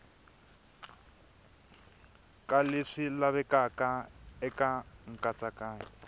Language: Tsonga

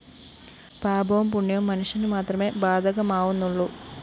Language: Malayalam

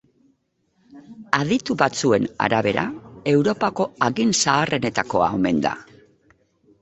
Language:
Basque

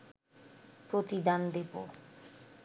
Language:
Bangla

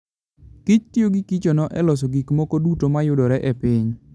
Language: Luo (Kenya and Tanzania)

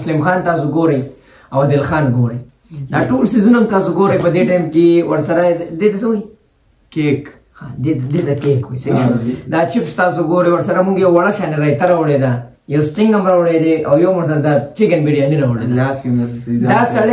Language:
Arabic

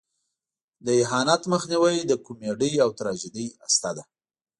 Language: Pashto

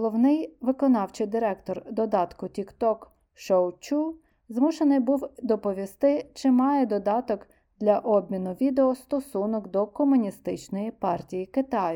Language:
Ukrainian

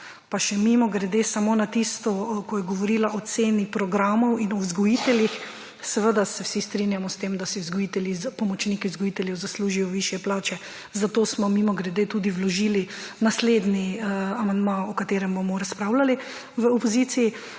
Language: Slovenian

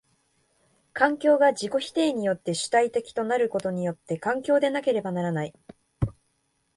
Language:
Japanese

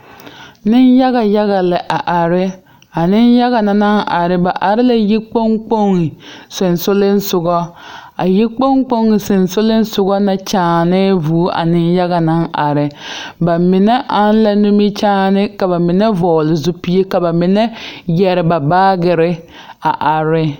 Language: Southern Dagaare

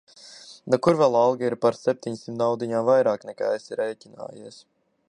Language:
Latvian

